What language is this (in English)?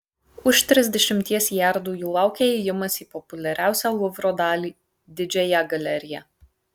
Lithuanian